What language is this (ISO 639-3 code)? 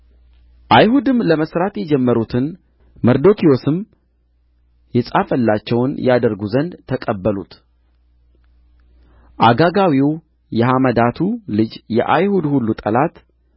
amh